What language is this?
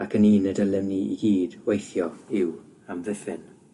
Welsh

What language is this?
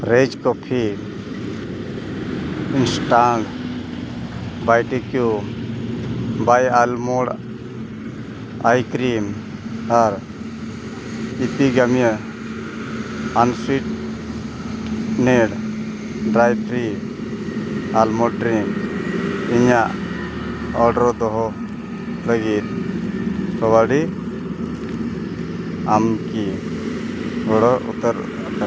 Santali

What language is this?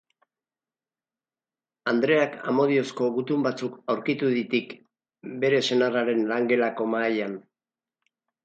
Basque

